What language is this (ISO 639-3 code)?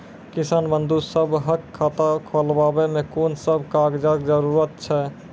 mai